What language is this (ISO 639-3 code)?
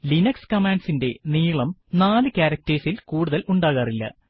mal